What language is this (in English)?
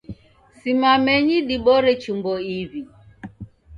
Taita